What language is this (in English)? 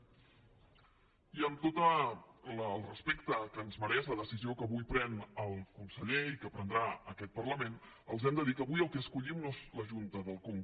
Catalan